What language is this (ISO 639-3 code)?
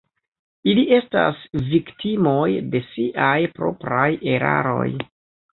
epo